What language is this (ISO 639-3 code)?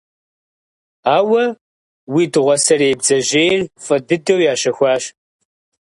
kbd